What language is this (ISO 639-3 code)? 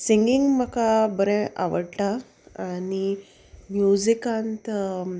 kok